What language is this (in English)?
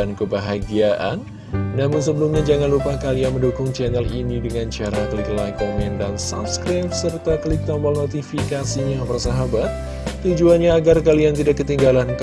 Indonesian